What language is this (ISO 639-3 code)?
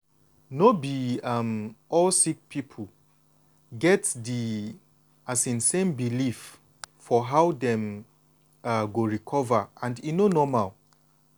pcm